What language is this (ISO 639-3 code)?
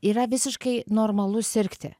lit